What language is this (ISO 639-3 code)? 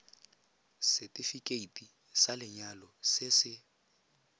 tsn